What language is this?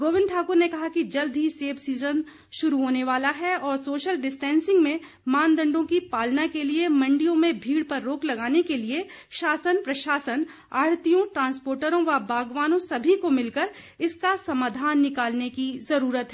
Hindi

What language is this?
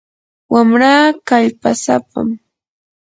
Yanahuanca Pasco Quechua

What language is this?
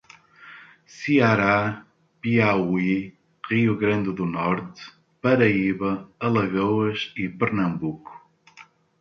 Portuguese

